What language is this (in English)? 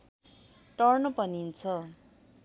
Nepali